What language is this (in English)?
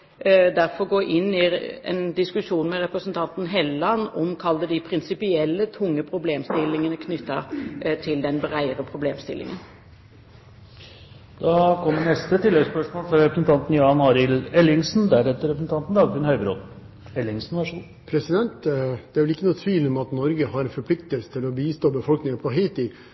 Norwegian